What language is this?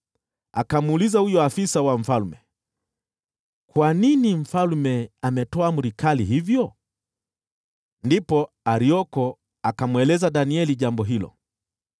Swahili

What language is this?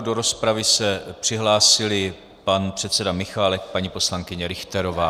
Czech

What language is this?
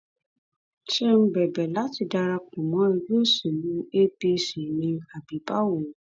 Yoruba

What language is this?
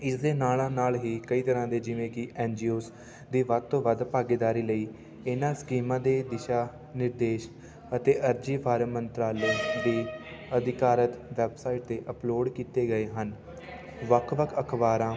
Punjabi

